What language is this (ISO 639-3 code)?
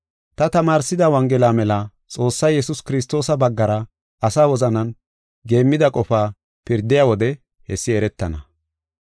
gof